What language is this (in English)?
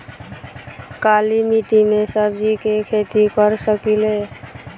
Bhojpuri